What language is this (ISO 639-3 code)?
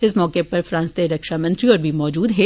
doi